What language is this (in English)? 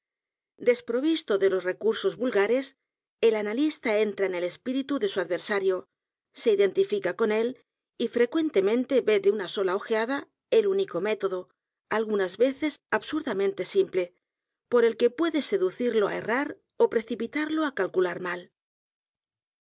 Spanish